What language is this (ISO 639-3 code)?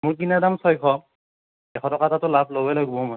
asm